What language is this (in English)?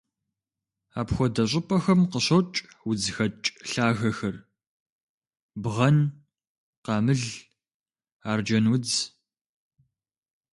Kabardian